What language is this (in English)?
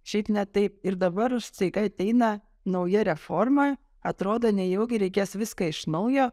Lithuanian